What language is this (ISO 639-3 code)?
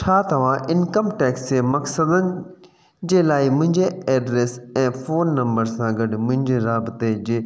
snd